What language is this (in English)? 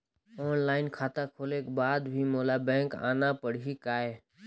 Chhattisgarhi